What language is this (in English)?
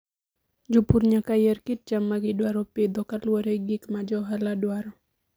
Luo (Kenya and Tanzania)